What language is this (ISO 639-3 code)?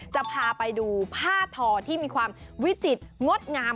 tha